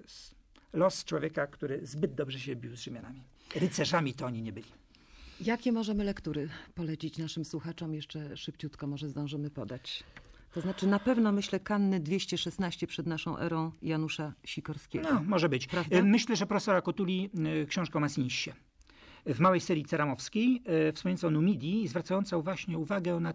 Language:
Polish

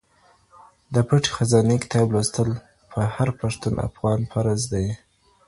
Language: Pashto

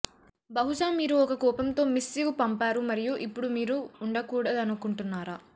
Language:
Telugu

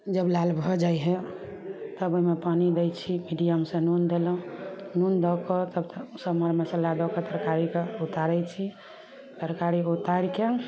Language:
Maithili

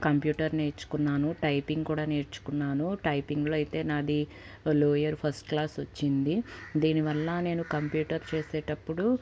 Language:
Telugu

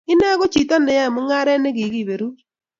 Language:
Kalenjin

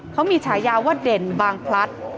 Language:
Thai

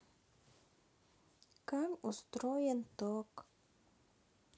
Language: Russian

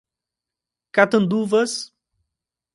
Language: Portuguese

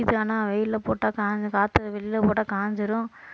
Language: Tamil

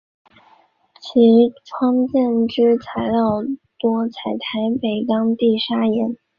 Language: Chinese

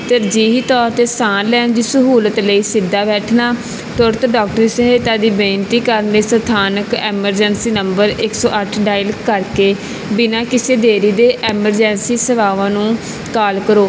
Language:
Punjabi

